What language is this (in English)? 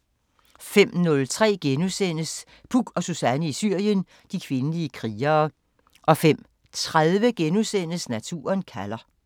Danish